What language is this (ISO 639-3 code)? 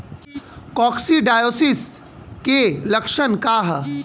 bho